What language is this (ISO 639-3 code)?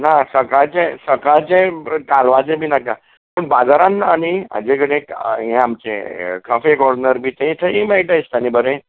kok